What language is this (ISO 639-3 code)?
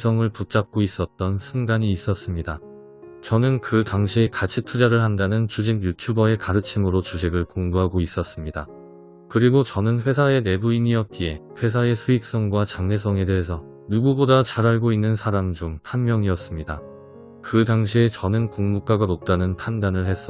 kor